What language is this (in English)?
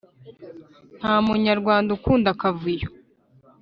Kinyarwanda